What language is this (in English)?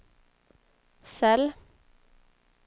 Swedish